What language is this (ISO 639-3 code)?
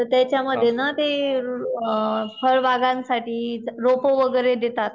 mar